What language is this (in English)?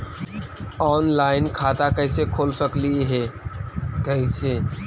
Magahi